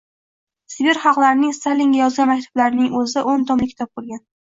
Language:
Uzbek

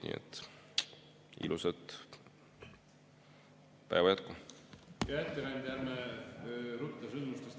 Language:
Estonian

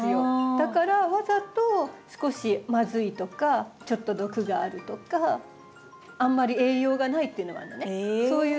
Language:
Japanese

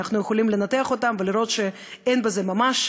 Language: Hebrew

